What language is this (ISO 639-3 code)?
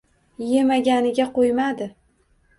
uzb